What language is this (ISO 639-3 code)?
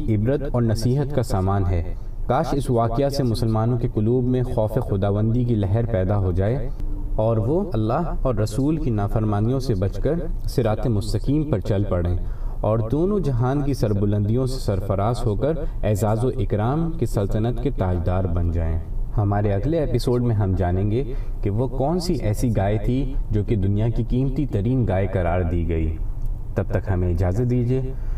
urd